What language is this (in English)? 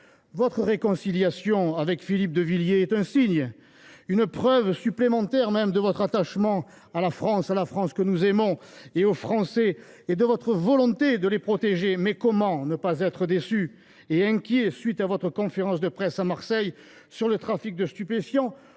French